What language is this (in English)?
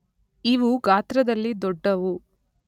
Kannada